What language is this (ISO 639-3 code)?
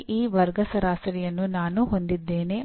kan